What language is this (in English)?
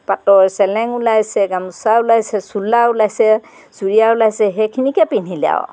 Assamese